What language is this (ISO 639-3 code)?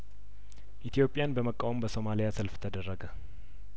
amh